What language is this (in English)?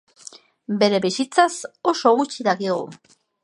Basque